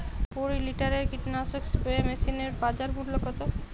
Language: Bangla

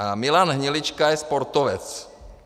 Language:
Czech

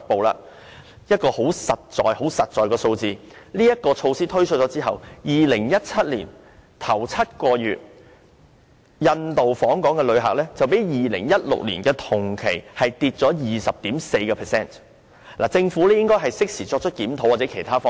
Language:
Cantonese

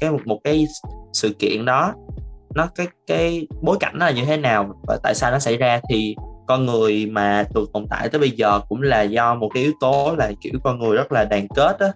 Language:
Vietnamese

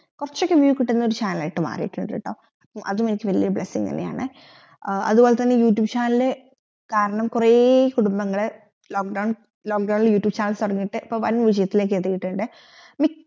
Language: Malayalam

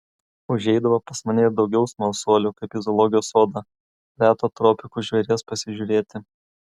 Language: Lithuanian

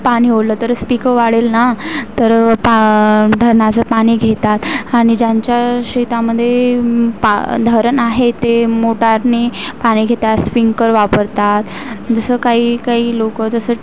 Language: Marathi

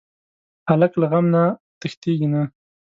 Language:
Pashto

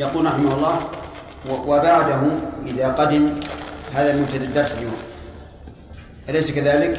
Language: Arabic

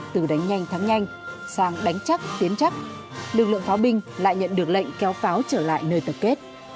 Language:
Vietnamese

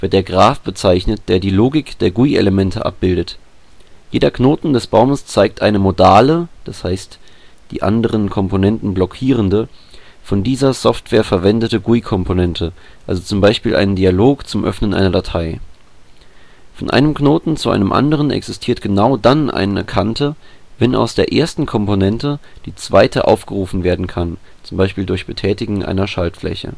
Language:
German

